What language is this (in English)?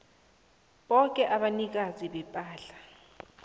South Ndebele